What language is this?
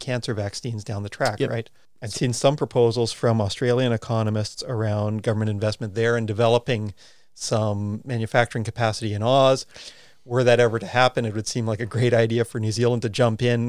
English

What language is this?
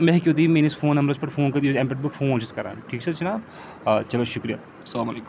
Kashmiri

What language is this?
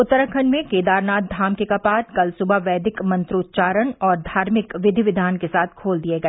Hindi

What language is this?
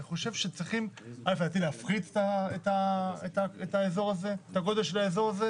Hebrew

